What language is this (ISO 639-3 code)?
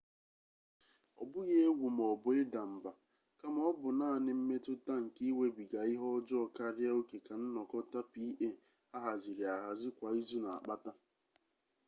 ibo